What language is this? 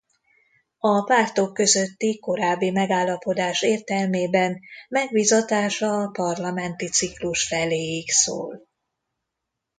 Hungarian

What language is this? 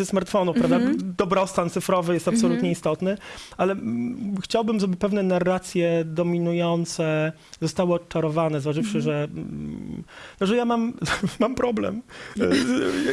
Polish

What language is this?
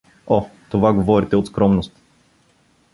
Bulgarian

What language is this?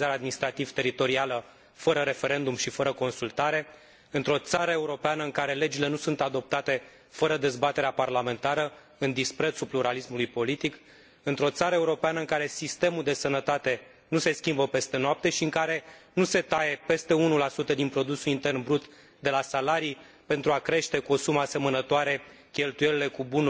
Romanian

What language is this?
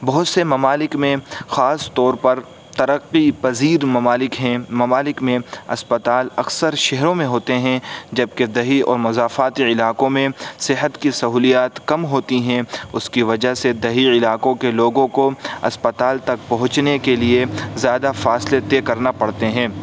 Urdu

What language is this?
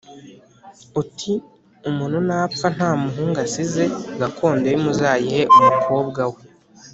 Kinyarwanda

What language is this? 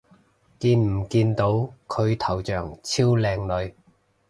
Cantonese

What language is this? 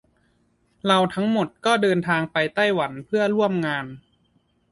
Thai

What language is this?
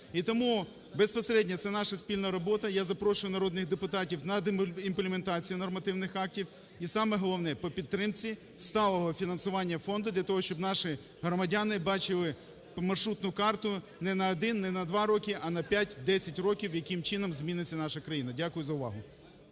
Ukrainian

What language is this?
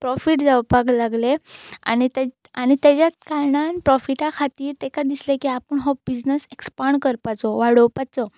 Konkani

